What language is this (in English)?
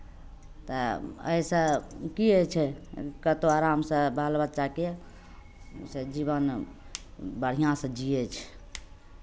Maithili